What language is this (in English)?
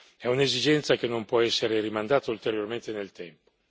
Italian